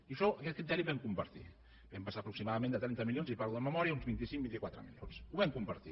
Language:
Catalan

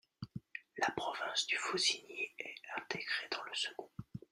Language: French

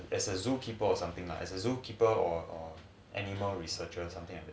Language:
English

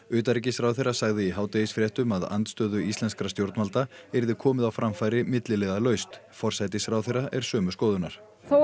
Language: Icelandic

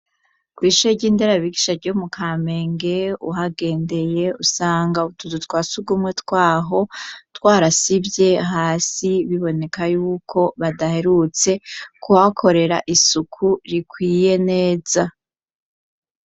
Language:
Rundi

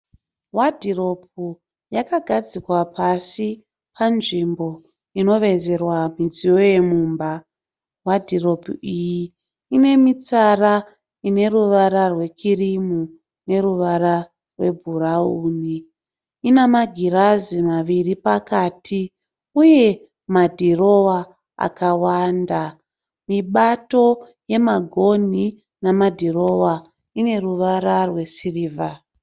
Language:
Shona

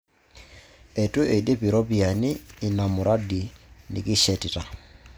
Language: Masai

